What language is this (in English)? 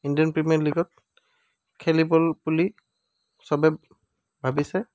Assamese